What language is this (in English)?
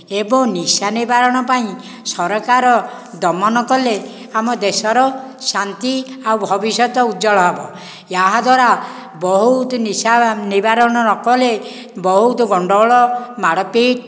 Odia